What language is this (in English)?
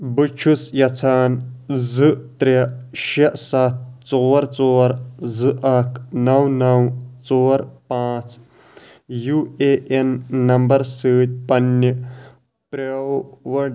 Kashmiri